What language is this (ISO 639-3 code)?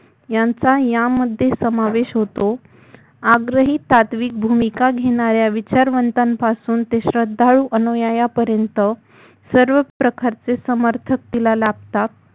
mar